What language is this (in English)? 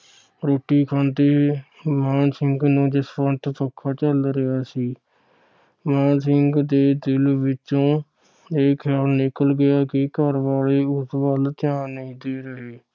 Punjabi